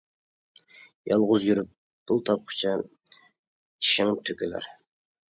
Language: Uyghur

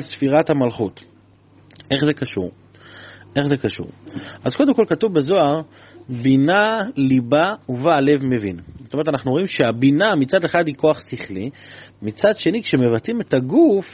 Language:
Hebrew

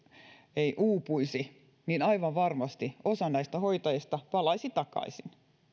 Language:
Finnish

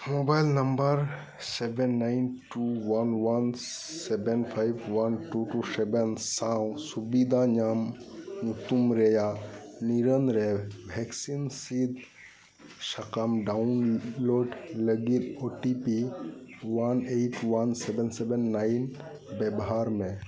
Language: Santali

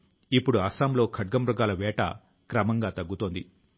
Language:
Telugu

